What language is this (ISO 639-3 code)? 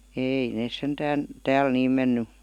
fin